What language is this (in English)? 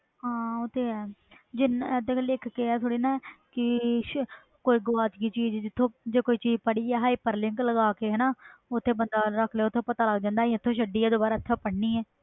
Punjabi